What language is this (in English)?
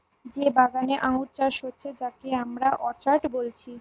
Bangla